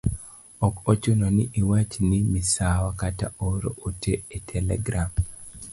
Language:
Luo (Kenya and Tanzania)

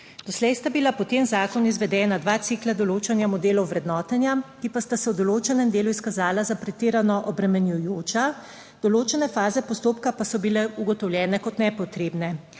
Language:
Slovenian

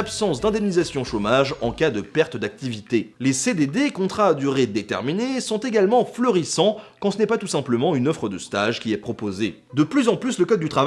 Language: French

